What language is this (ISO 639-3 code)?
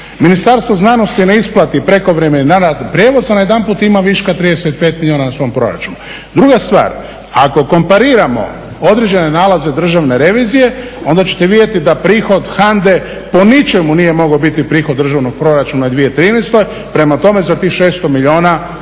hrv